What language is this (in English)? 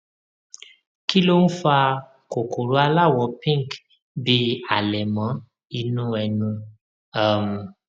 Yoruba